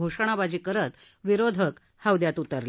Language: Marathi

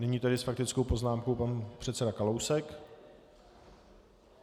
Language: Czech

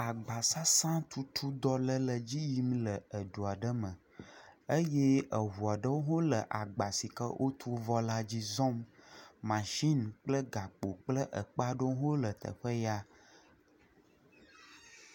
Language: Ewe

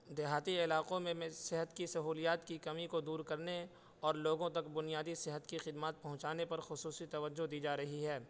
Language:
Urdu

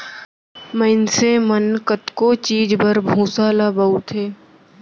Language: Chhattisgarhi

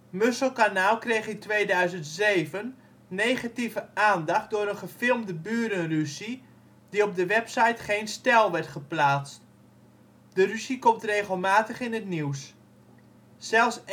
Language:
Dutch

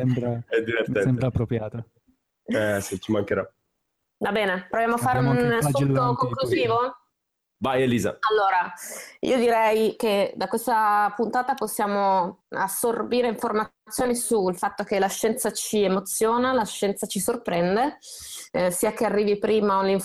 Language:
Italian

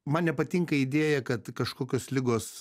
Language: Lithuanian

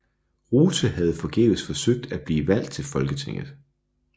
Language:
Danish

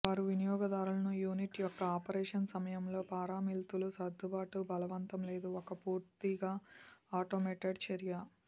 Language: Telugu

